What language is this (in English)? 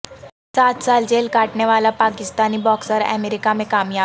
Urdu